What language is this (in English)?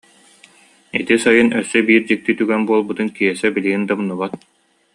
Yakut